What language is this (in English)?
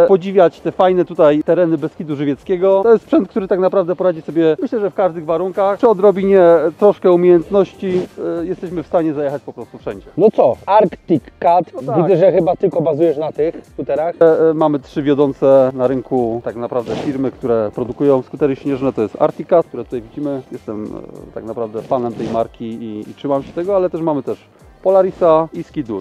Polish